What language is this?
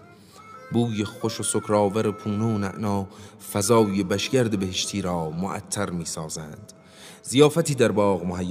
Persian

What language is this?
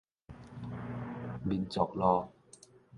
Min Nan Chinese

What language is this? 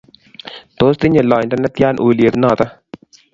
Kalenjin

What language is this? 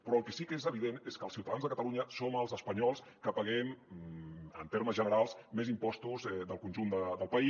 Catalan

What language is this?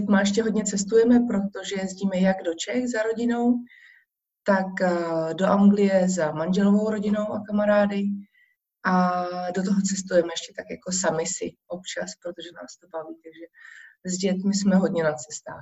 Czech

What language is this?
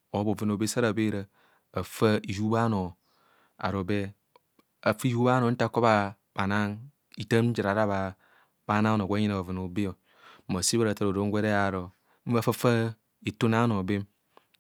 Kohumono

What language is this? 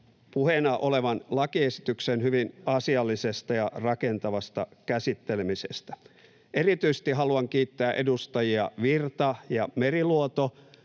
Finnish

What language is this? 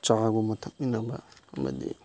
Manipuri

